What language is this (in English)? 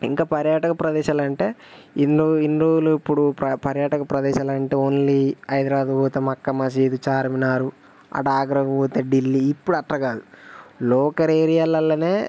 Telugu